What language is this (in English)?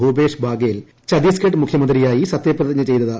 Malayalam